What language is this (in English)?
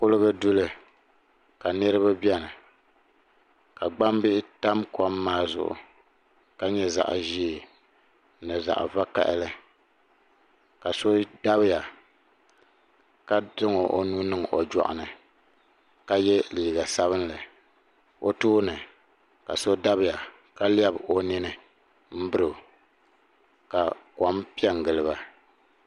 Dagbani